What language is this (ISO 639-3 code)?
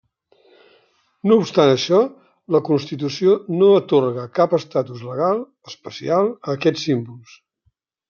cat